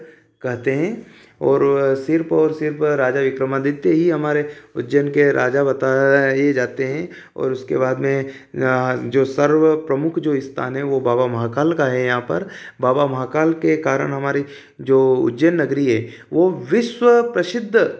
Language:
Hindi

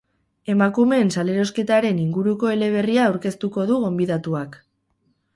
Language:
Basque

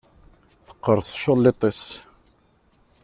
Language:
Kabyle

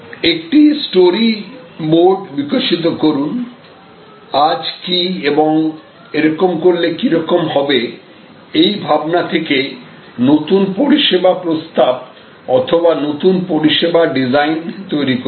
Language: Bangla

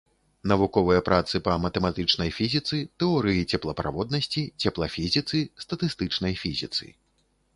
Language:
Belarusian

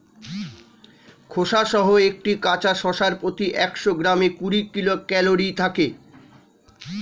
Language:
Bangla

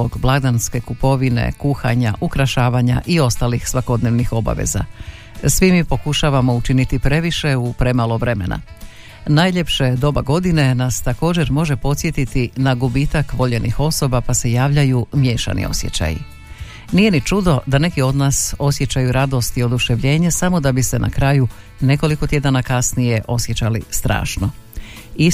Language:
Croatian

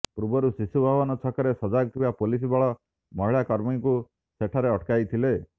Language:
Odia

